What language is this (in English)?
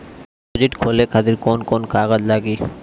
Bhojpuri